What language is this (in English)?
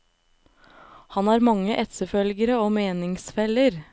Norwegian